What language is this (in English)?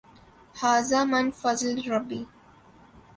Urdu